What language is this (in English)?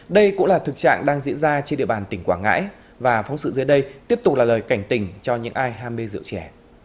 Vietnamese